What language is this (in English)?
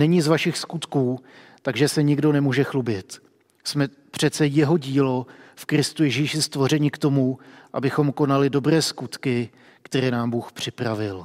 Czech